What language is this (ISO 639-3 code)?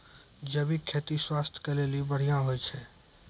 mai